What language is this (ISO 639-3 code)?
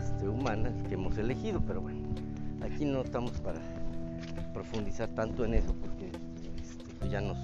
spa